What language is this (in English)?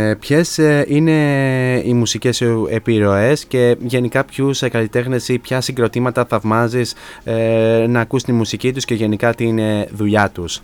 Greek